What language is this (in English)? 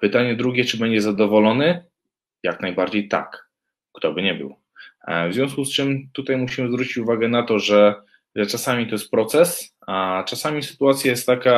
Polish